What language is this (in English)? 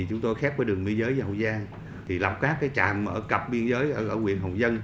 Vietnamese